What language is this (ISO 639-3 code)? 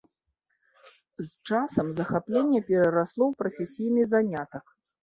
bel